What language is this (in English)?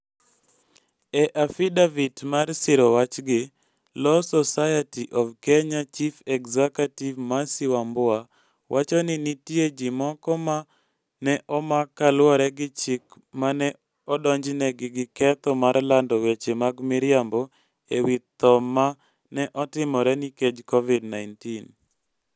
Luo (Kenya and Tanzania)